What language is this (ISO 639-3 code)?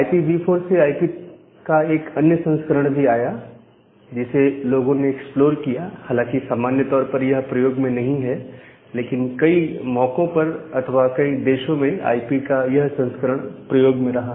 hin